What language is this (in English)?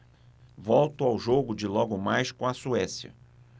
Portuguese